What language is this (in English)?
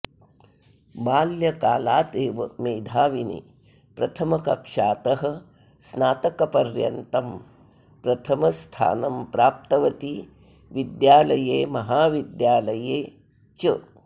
Sanskrit